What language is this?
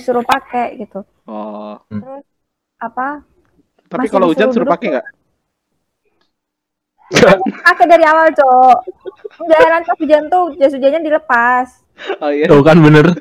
Indonesian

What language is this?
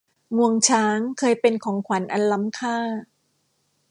Thai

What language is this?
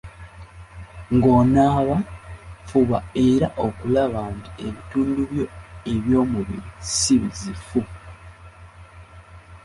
Ganda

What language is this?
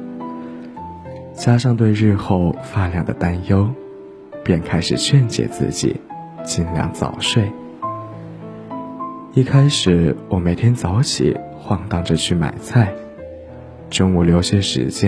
Chinese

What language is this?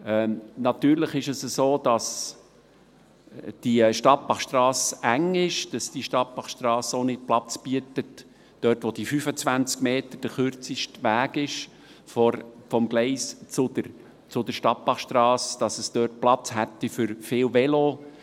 Swiss German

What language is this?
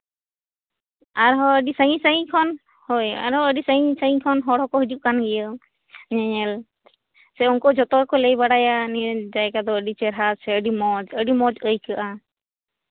Santali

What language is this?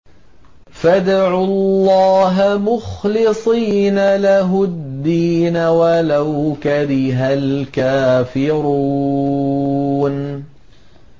Arabic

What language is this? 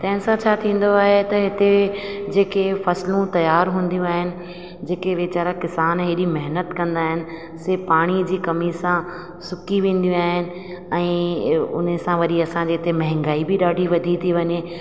Sindhi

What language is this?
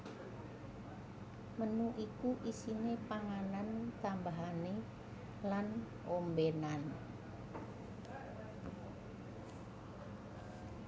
Javanese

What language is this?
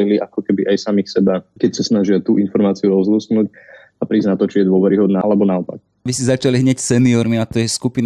Slovak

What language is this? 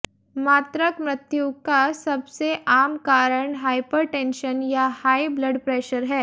Hindi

